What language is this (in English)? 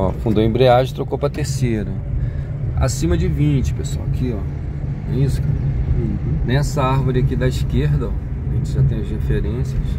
Portuguese